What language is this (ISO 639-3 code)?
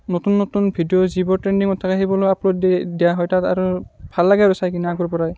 asm